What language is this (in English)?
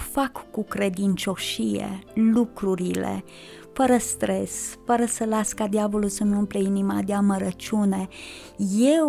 Romanian